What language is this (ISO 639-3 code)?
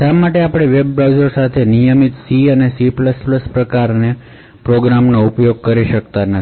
guj